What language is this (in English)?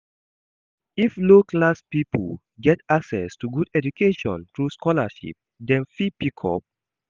Nigerian Pidgin